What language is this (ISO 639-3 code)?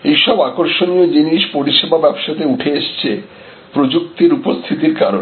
ben